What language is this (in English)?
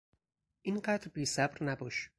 Persian